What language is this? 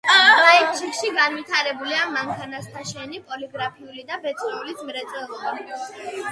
Georgian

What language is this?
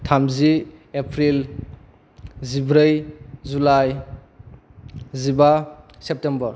Bodo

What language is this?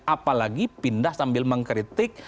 Indonesian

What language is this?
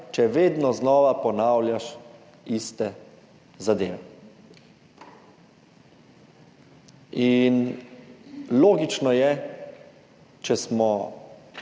Slovenian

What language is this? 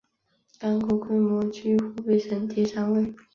Chinese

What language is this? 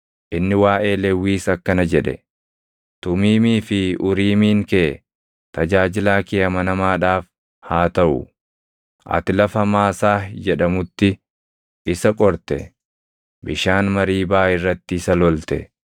Oromo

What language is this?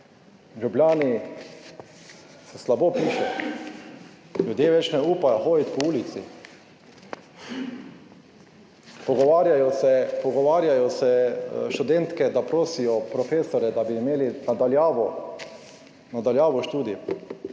Slovenian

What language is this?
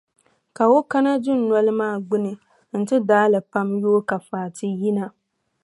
Dagbani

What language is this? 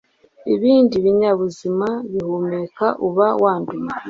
Kinyarwanda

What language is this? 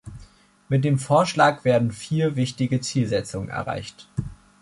German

